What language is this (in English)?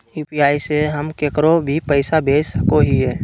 Magahi